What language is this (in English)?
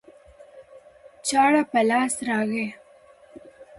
Pashto